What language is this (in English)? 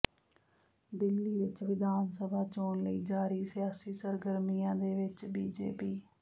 Punjabi